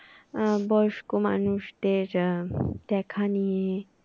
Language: Bangla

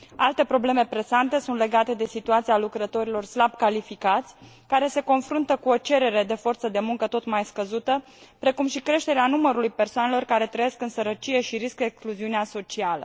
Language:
Romanian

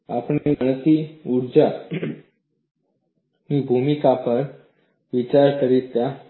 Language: Gujarati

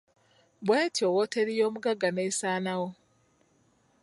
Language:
Ganda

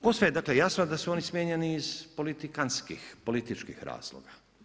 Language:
Croatian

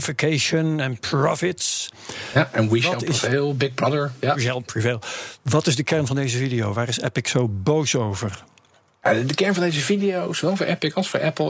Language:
Dutch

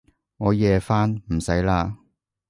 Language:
Cantonese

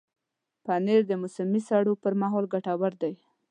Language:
Pashto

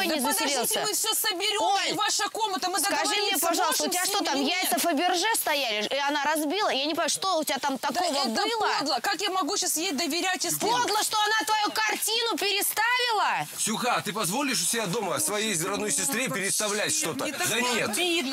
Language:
Russian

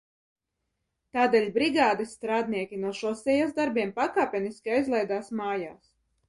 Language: Latvian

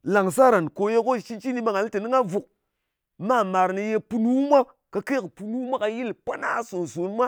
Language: Ngas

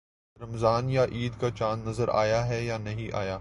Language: Urdu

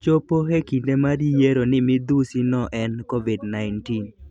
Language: Luo (Kenya and Tanzania)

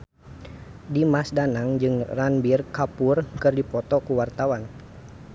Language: Sundanese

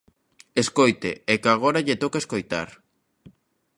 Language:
Galician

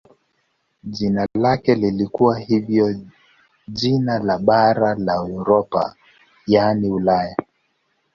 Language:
Swahili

